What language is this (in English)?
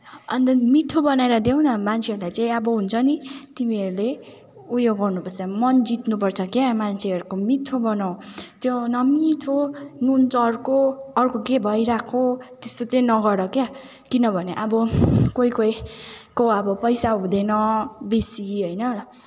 Nepali